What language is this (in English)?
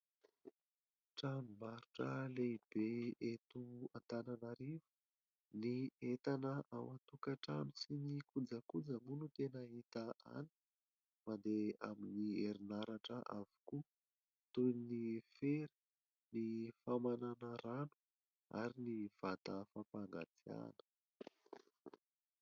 Malagasy